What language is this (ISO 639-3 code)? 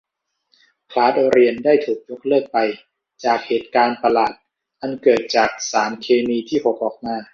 tha